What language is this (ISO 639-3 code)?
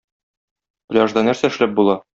tat